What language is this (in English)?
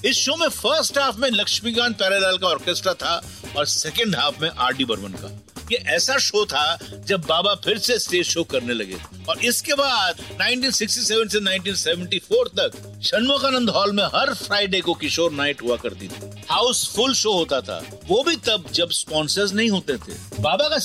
Hindi